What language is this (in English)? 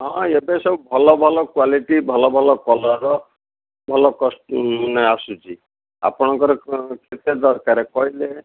Odia